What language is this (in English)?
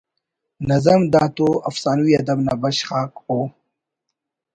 Brahui